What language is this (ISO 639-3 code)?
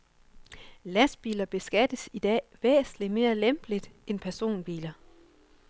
dan